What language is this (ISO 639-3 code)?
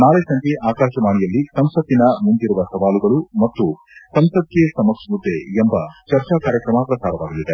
kan